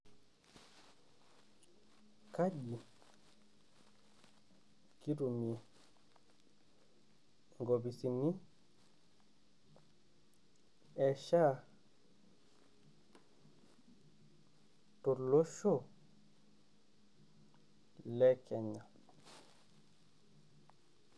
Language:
Masai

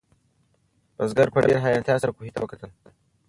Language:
Pashto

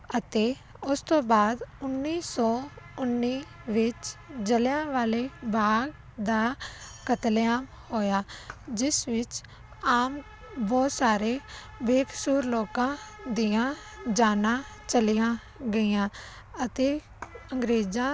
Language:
Punjabi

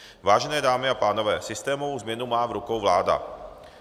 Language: Czech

